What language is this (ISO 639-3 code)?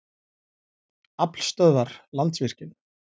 isl